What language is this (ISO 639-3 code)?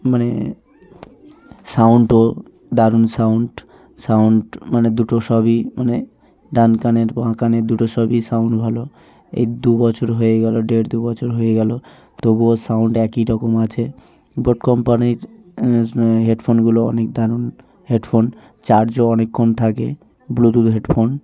ben